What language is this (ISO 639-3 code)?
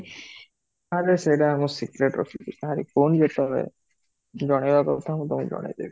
ori